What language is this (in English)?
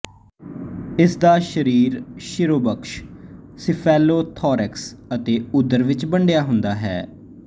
Punjabi